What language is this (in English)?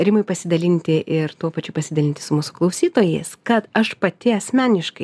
Lithuanian